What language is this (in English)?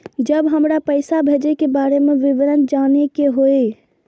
Maithili